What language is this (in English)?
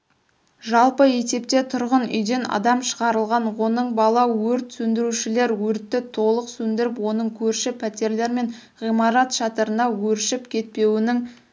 Kazakh